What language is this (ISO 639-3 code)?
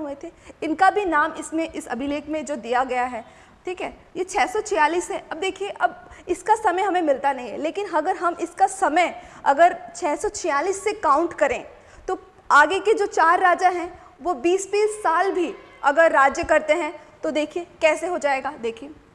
hin